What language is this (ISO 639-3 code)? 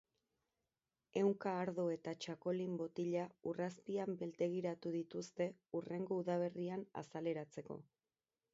eus